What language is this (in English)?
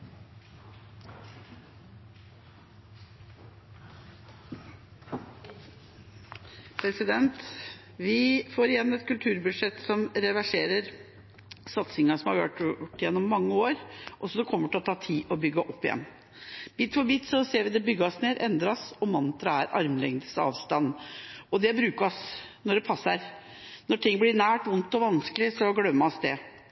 Norwegian Bokmål